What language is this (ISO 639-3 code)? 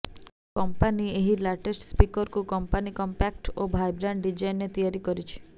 ori